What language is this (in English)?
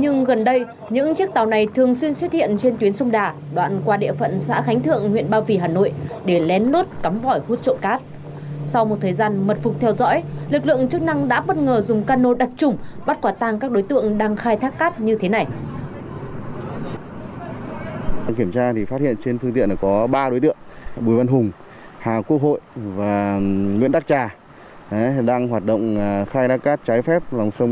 Vietnamese